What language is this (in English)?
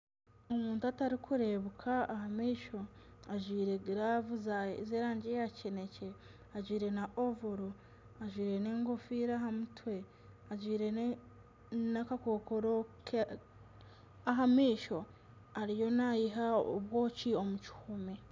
Nyankole